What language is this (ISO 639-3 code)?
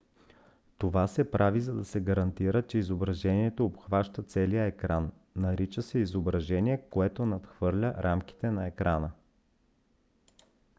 bul